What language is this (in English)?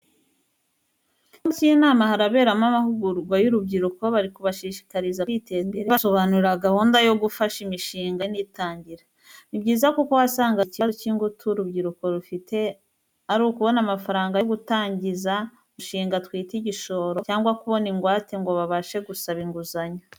Kinyarwanda